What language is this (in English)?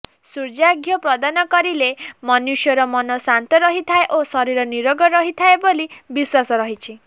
Odia